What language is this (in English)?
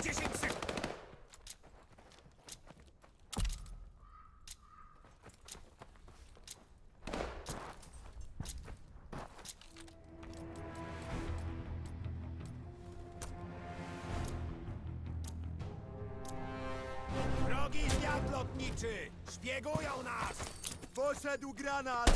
Polish